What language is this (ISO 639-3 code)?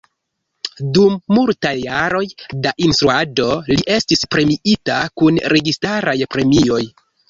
epo